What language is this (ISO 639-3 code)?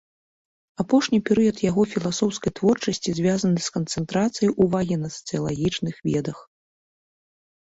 bel